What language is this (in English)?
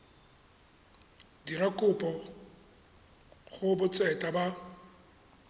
Tswana